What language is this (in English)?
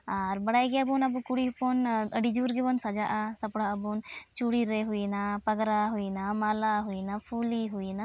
Santali